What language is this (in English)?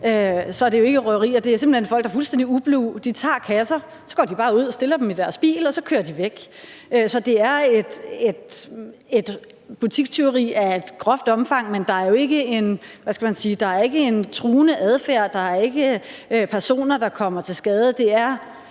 Danish